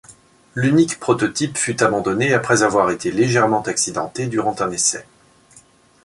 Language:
French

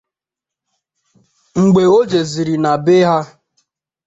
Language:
Igbo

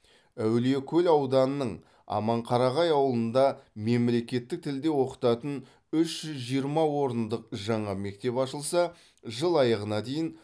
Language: Kazakh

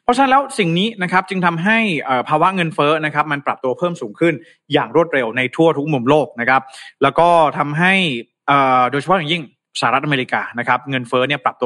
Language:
Thai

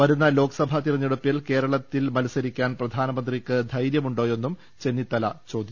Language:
Malayalam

